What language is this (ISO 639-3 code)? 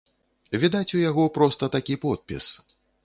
bel